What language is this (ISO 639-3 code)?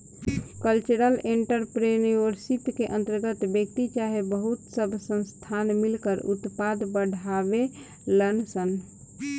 bho